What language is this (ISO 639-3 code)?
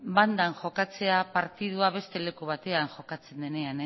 eus